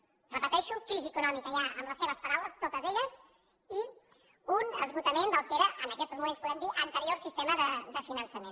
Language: Catalan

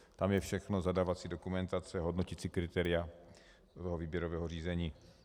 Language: Czech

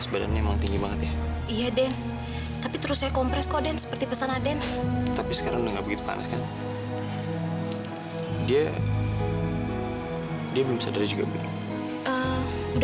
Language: Indonesian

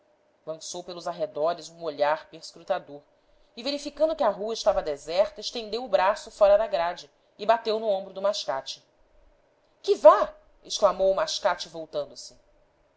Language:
Portuguese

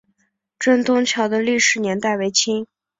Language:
Chinese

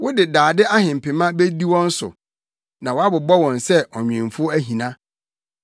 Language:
Akan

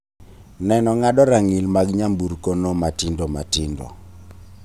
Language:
Luo (Kenya and Tanzania)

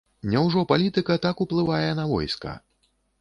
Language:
Belarusian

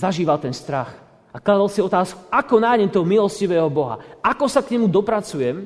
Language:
Slovak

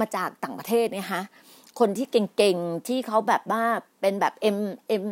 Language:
Thai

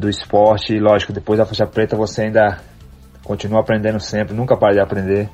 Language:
Portuguese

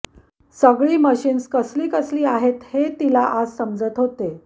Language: Marathi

